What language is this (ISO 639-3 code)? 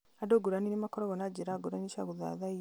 kik